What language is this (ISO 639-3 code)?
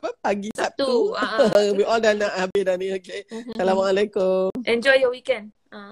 msa